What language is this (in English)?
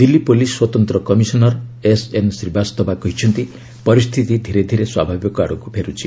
Odia